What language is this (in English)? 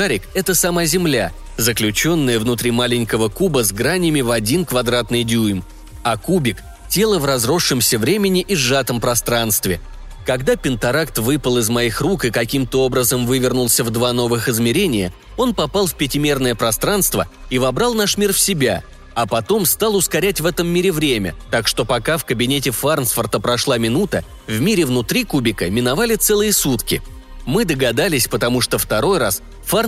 Russian